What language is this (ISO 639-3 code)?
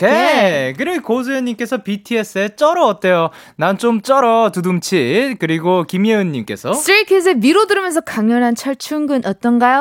kor